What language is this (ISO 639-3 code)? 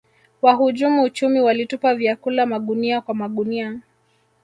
swa